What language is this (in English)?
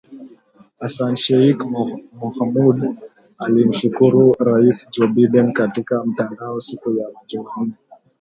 Swahili